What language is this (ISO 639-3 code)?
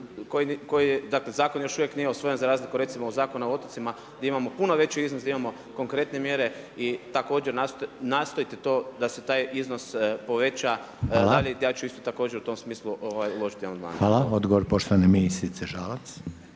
hrv